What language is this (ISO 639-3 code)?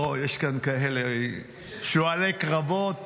heb